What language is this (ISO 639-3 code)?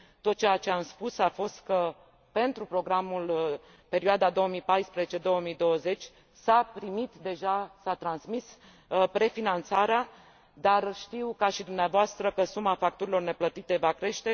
ron